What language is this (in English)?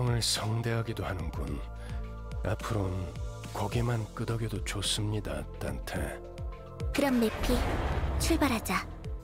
Korean